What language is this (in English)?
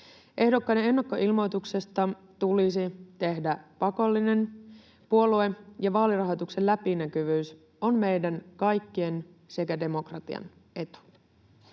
Finnish